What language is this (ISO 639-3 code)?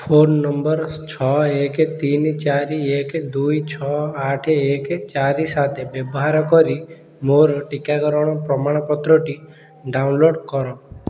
ori